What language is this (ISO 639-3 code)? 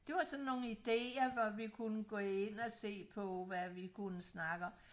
dan